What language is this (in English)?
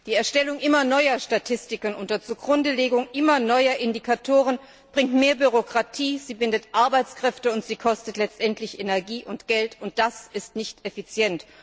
German